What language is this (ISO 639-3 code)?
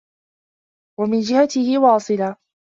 ara